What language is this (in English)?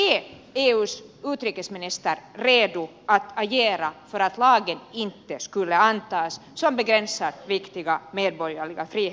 Finnish